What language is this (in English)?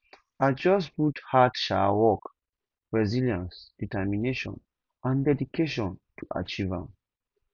Nigerian Pidgin